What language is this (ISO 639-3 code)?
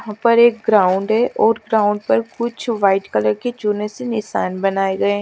hin